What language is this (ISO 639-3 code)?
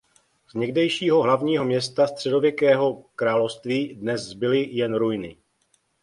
ces